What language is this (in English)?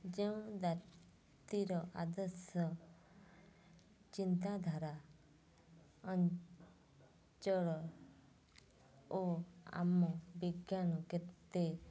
Odia